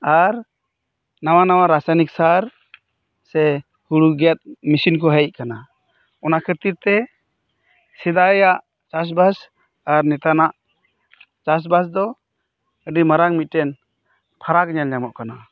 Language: Santali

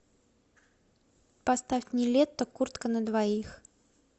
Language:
Russian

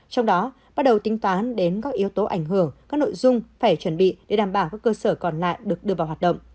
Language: Vietnamese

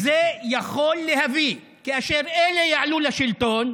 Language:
Hebrew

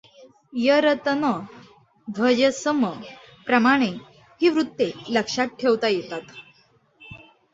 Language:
Marathi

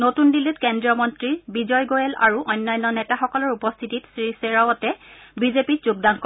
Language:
Assamese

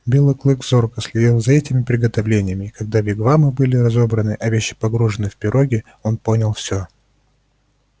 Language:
Russian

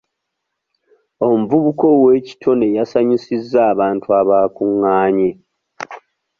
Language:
Ganda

